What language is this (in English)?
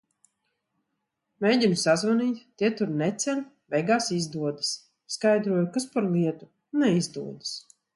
Latvian